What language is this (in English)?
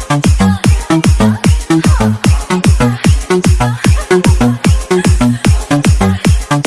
Bangla